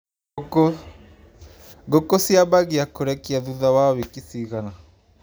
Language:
Kikuyu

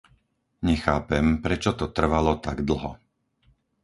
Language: Slovak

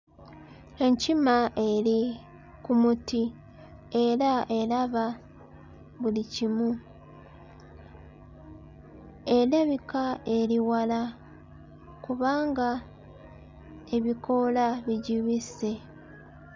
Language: Ganda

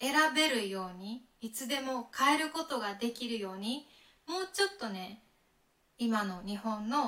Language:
Japanese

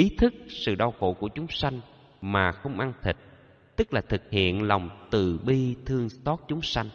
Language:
Vietnamese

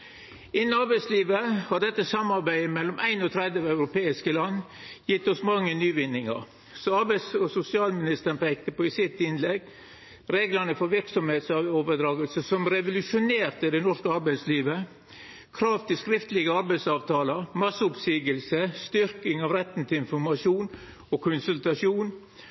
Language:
Norwegian Nynorsk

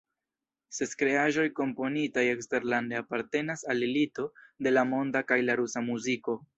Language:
Esperanto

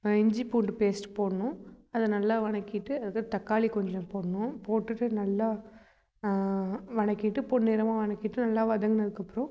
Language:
Tamil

